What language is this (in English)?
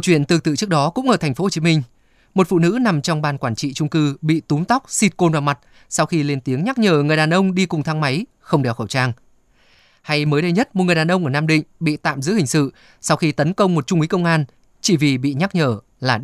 Vietnamese